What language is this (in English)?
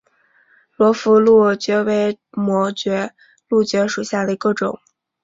Chinese